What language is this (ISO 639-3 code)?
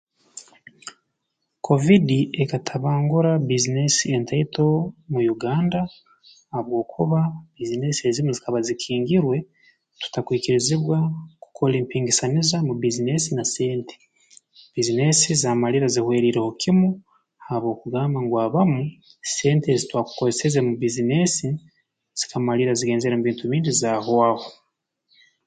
ttj